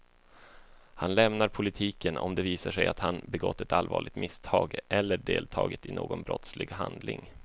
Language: Swedish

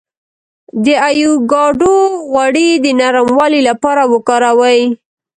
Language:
Pashto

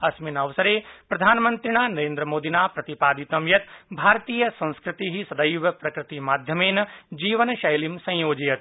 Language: Sanskrit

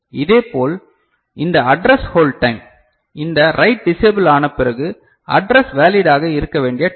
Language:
Tamil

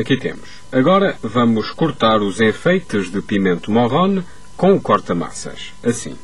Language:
Portuguese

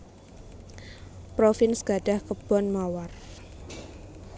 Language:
Javanese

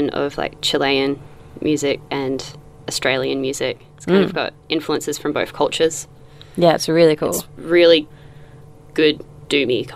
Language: English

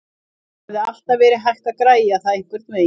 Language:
Icelandic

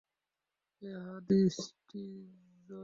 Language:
Bangla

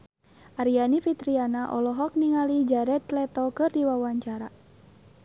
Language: Sundanese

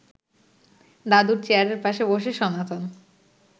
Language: Bangla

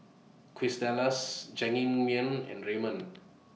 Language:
English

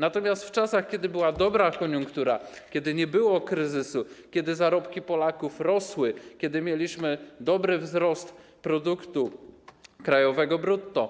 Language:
Polish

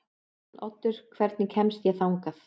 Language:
Icelandic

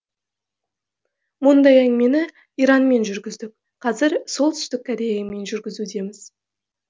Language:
Kazakh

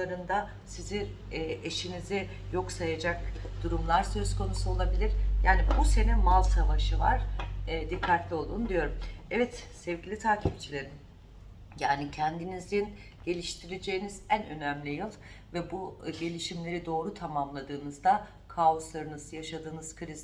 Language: Turkish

